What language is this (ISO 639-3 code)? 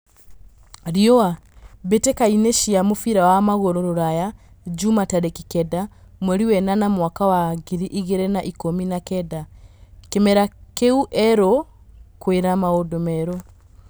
kik